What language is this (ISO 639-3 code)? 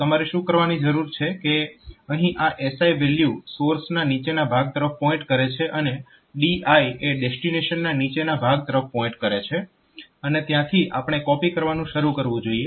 guj